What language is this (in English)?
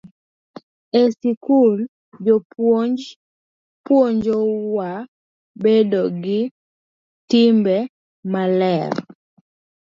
Luo (Kenya and Tanzania)